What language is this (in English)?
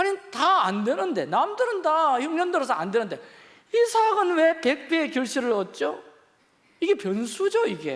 Korean